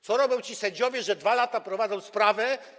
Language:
Polish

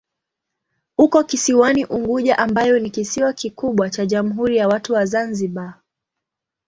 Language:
Swahili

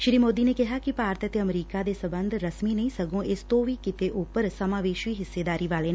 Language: Punjabi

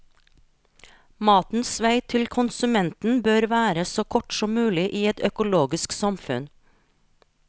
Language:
Norwegian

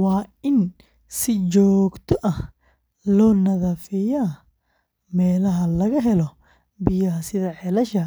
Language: Somali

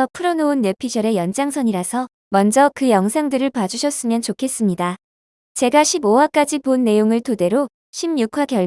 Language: Korean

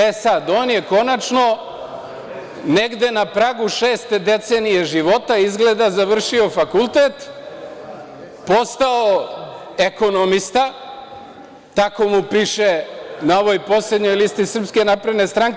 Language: Serbian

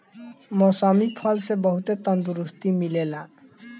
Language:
Bhojpuri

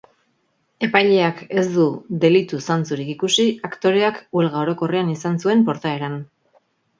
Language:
Basque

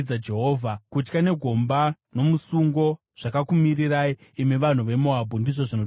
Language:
Shona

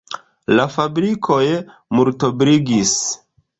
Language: Esperanto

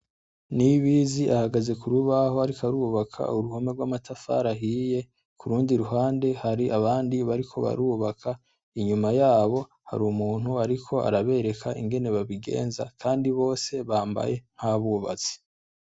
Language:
Rundi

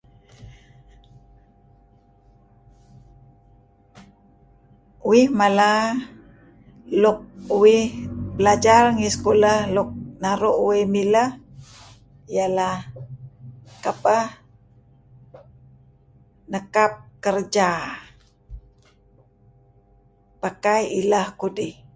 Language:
Kelabit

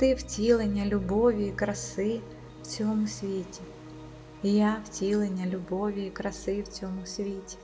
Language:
Ukrainian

